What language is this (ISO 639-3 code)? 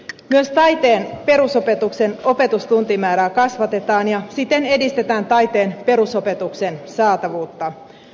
fin